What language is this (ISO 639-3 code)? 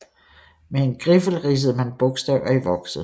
dan